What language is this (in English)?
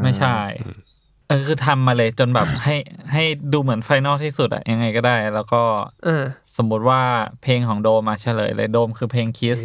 Thai